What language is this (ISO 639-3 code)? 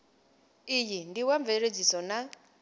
ven